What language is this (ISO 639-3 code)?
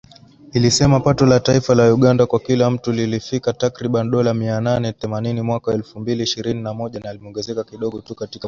swa